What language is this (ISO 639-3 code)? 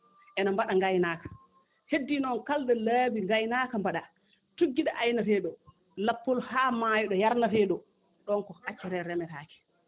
ful